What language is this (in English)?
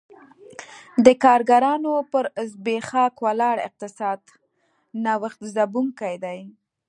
Pashto